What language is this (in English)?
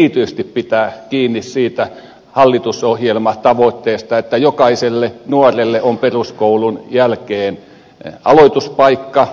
Finnish